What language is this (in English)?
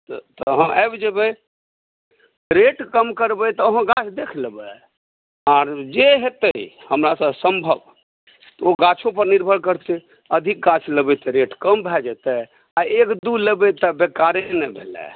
Maithili